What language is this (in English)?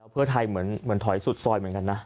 Thai